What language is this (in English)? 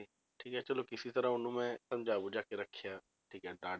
Punjabi